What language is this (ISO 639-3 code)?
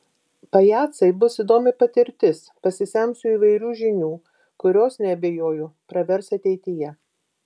lit